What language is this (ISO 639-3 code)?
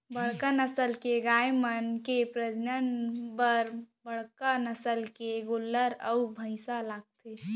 hne